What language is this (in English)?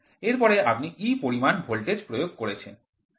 Bangla